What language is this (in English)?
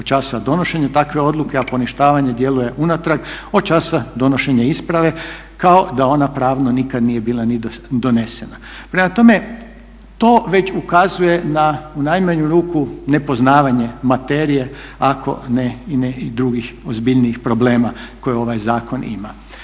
Croatian